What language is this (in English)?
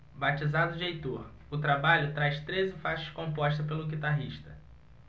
Portuguese